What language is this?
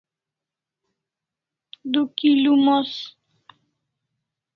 Kalasha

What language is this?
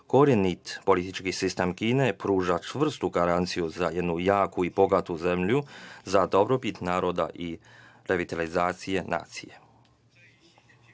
Serbian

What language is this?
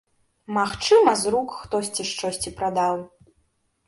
Belarusian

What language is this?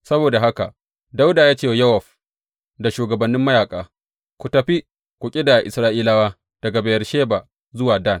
Hausa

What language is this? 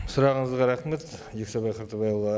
Kazakh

